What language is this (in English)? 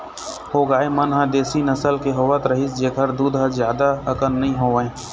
Chhattisgarhi